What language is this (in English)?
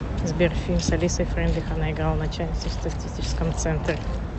Russian